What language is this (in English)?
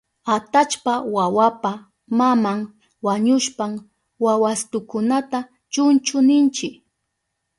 Southern Pastaza Quechua